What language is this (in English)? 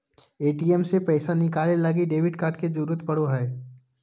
Magahi